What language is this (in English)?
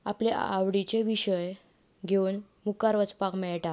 Konkani